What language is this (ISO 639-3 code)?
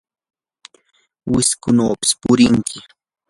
qur